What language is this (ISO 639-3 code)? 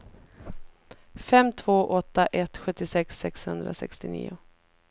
swe